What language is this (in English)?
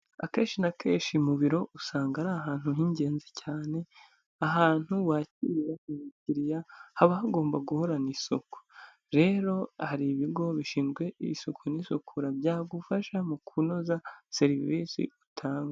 Kinyarwanda